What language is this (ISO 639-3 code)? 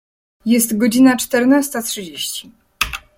pol